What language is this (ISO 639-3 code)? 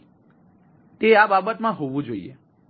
guj